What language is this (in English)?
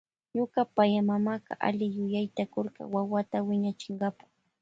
Loja Highland Quichua